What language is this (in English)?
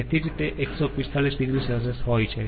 Gujarati